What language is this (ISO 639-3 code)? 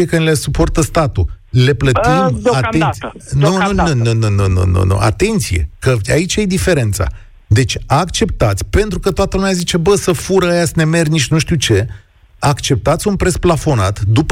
ron